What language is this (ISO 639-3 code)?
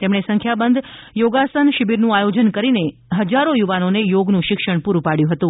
guj